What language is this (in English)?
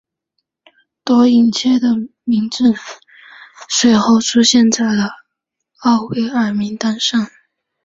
Chinese